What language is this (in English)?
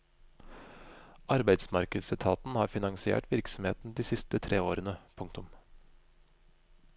Norwegian